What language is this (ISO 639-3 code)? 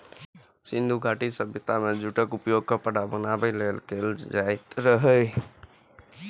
mai